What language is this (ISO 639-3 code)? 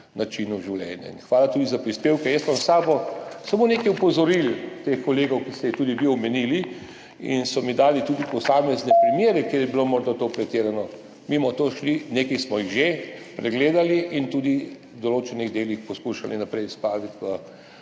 slv